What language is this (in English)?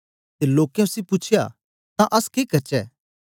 Dogri